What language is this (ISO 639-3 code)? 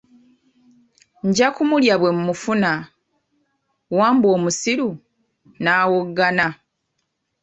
lug